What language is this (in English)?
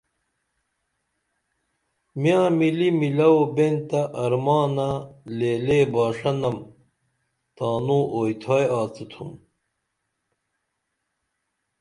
Dameli